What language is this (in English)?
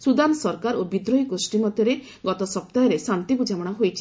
Odia